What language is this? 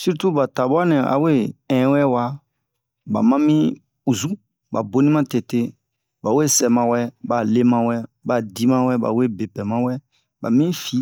Bomu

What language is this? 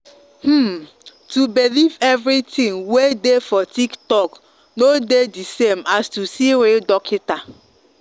Nigerian Pidgin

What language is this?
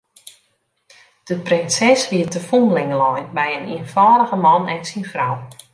Western Frisian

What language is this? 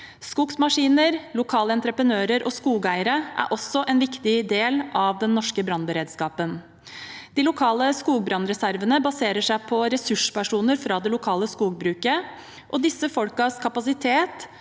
Norwegian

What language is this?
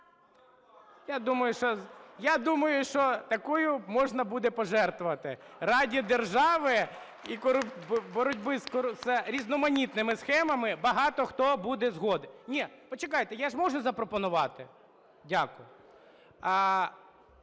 Ukrainian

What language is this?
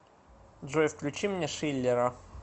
Russian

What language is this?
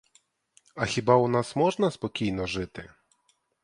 Ukrainian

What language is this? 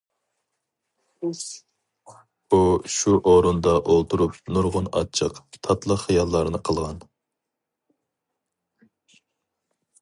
Uyghur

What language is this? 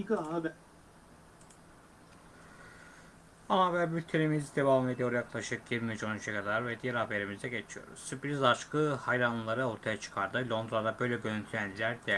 Turkish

